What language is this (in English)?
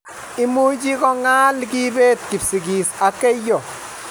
Kalenjin